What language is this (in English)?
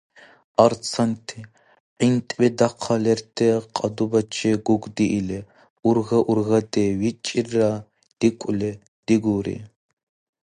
Dargwa